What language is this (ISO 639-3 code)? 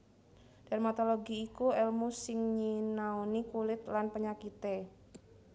jav